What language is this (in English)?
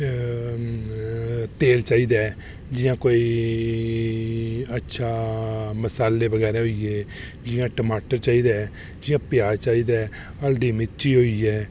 Dogri